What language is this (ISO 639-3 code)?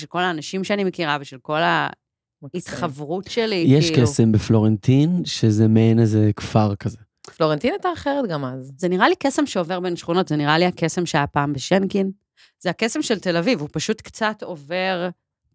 heb